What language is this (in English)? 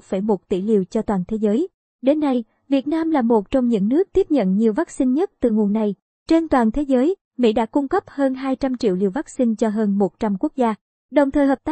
Vietnamese